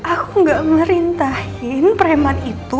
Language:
Indonesian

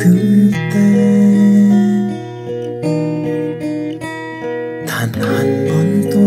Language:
Korean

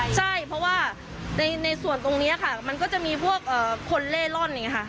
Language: Thai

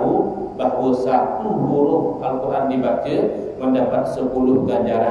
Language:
Malay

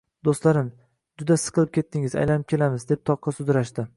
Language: Uzbek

